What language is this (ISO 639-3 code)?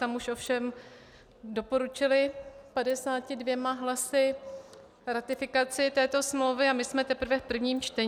ces